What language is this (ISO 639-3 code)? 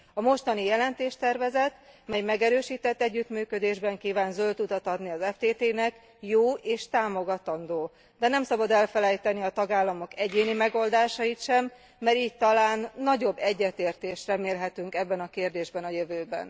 hun